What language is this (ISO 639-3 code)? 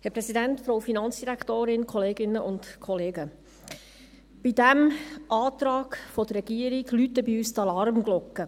gsw